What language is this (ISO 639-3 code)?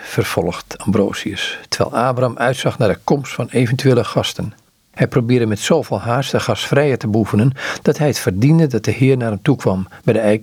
nld